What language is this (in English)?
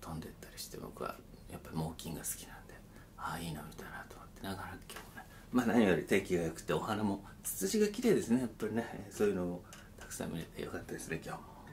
Japanese